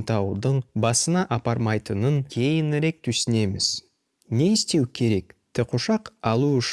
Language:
Kazakh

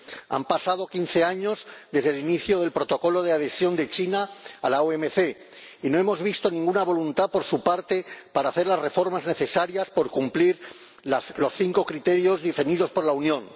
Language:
Spanish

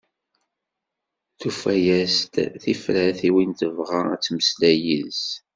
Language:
Kabyle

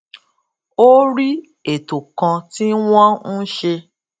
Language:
Yoruba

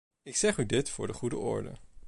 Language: Dutch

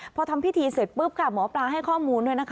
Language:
Thai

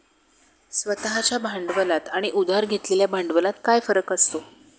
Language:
Marathi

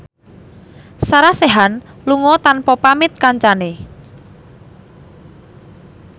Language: Javanese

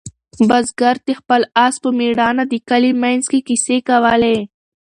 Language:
Pashto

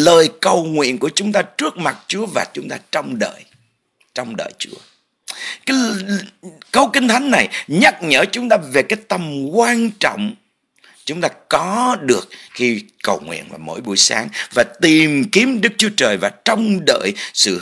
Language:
Vietnamese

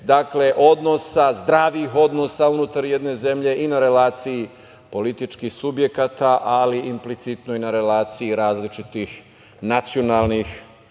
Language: Serbian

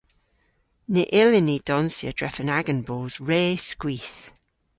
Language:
Cornish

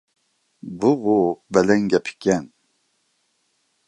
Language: Uyghur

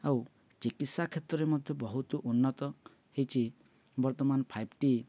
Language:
Odia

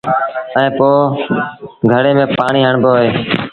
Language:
Sindhi Bhil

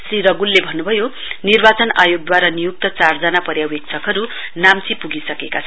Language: Nepali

